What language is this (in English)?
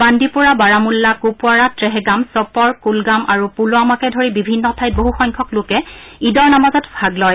Assamese